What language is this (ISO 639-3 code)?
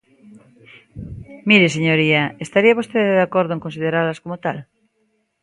glg